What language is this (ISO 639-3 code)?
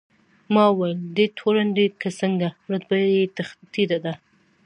pus